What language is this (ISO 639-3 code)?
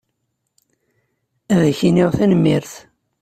kab